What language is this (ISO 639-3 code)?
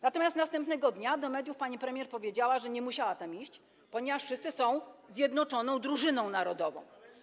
pol